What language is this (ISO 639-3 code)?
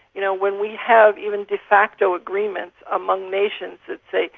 eng